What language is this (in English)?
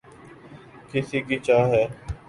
Urdu